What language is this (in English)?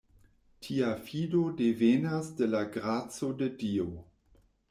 Esperanto